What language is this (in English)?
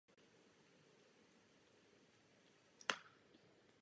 Czech